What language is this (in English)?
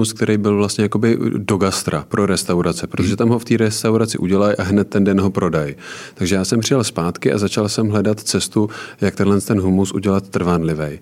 Czech